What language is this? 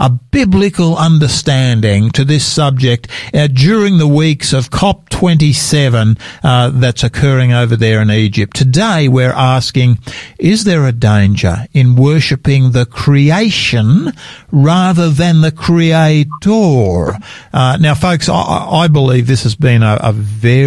English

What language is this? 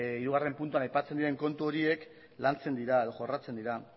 Basque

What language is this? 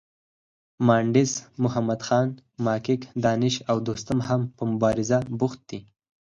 Pashto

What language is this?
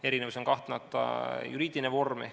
Estonian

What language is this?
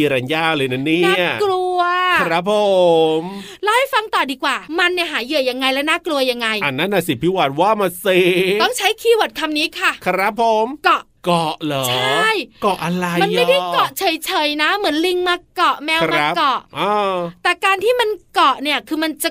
Thai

